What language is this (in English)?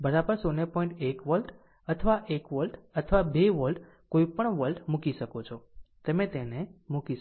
Gujarati